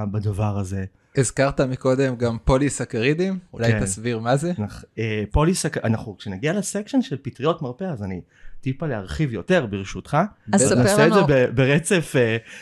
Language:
Hebrew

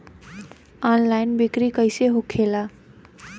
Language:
Bhojpuri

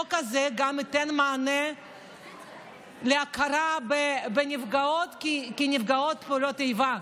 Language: Hebrew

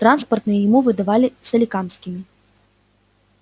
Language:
Russian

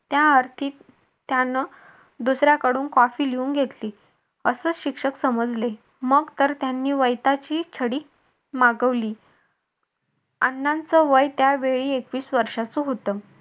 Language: Marathi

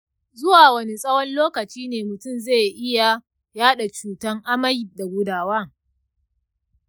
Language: Hausa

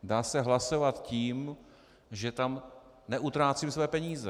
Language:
Czech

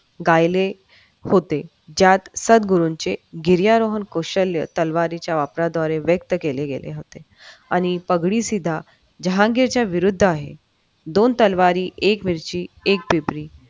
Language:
Marathi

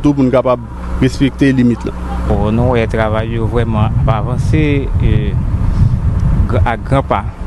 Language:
French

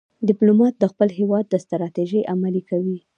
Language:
Pashto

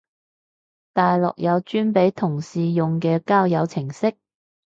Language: Cantonese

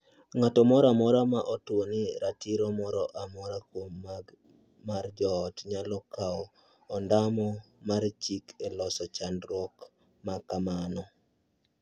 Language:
Luo (Kenya and Tanzania)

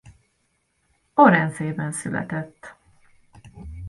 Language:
Hungarian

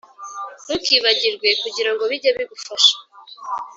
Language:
Kinyarwanda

